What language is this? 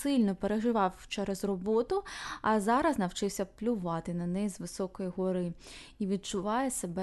Ukrainian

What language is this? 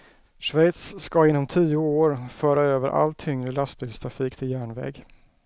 Swedish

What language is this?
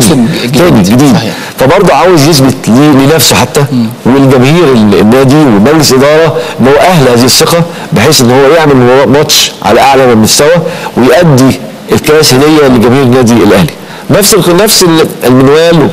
Arabic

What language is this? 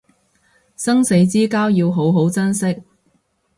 Cantonese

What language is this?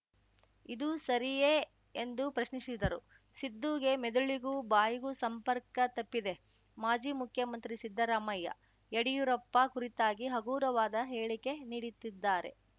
Kannada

